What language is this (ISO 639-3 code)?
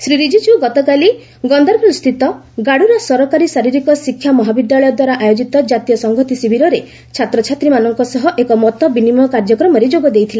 ori